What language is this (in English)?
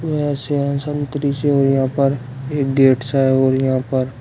Hindi